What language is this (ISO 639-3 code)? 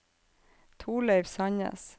nor